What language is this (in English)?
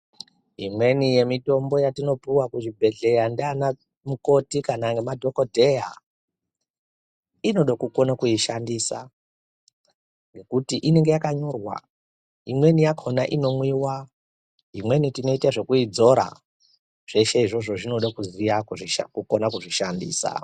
Ndau